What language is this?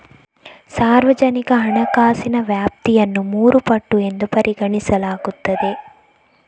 Kannada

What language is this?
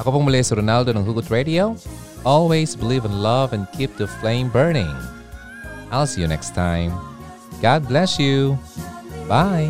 Filipino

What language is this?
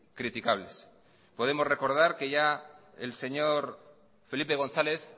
Spanish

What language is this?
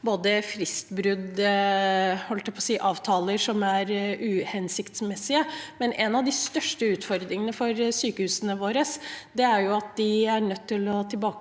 Norwegian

